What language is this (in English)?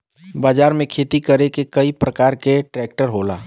Bhojpuri